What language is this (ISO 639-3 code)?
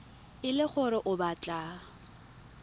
tsn